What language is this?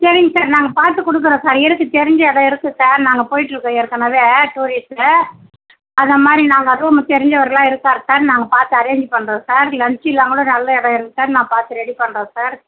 Tamil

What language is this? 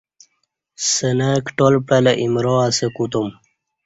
Kati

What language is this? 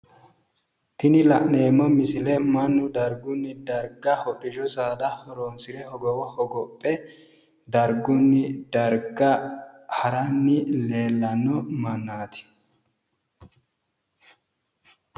Sidamo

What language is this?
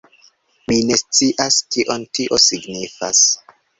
Esperanto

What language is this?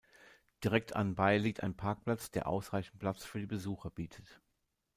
German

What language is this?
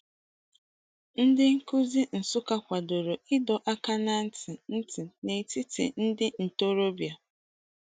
Igbo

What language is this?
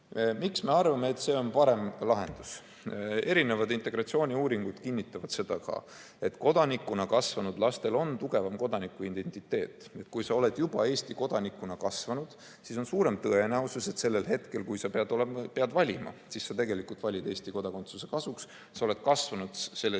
Estonian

